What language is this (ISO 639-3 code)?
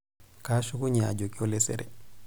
mas